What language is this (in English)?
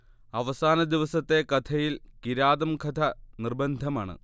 Malayalam